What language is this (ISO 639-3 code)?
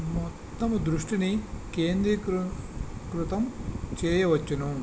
tel